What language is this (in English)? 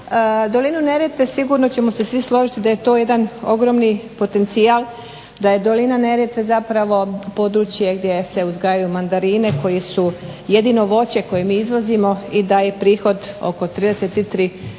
Croatian